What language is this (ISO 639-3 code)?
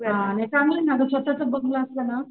mar